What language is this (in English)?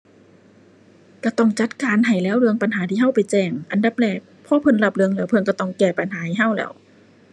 Thai